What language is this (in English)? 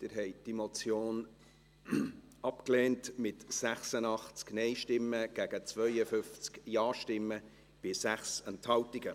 Swiss German